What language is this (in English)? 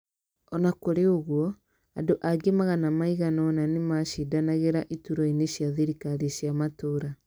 Kikuyu